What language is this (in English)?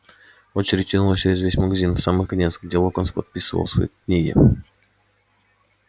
Russian